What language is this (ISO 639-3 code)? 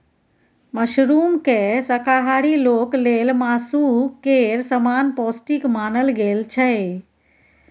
mai